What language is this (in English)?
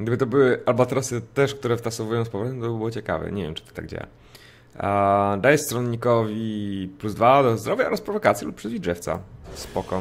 Polish